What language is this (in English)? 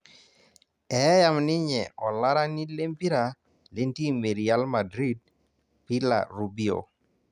Masai